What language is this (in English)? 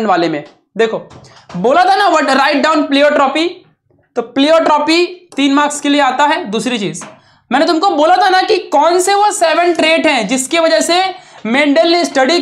Hindi